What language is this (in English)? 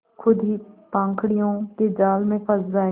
Hindi